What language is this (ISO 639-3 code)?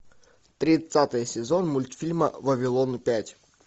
rus